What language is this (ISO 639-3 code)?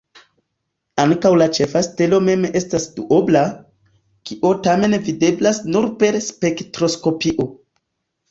epo